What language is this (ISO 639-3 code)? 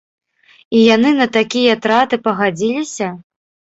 bel